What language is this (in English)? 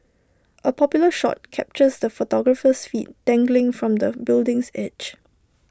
English